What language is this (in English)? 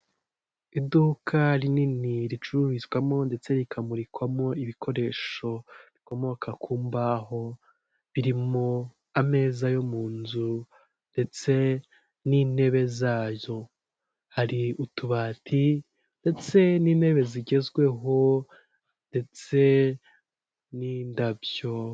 Kinyarwanda